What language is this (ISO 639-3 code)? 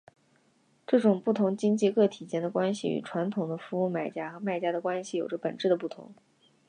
zho